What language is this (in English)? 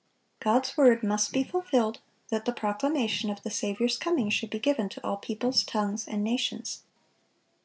English